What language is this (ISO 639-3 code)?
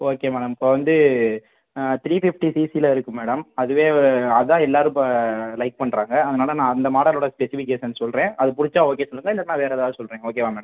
tam